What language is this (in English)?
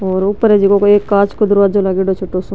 Marwari